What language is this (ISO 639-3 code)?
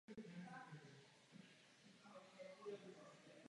ces